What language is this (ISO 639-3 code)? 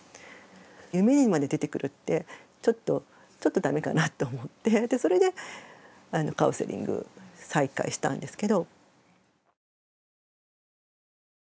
jpn